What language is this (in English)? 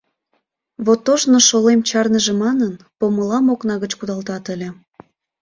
Mari